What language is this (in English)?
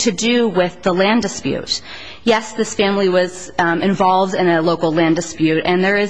English